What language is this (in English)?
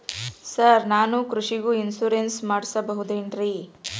Kannada